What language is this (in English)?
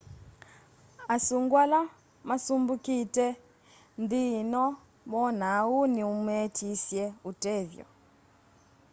Kamba